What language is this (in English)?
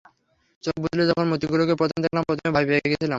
Bangla